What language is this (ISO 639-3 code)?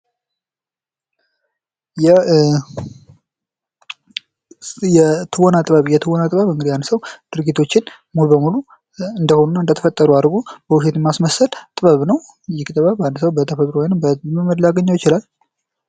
amh